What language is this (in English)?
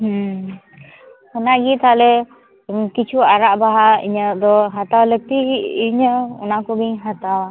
Santali